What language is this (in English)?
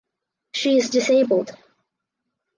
English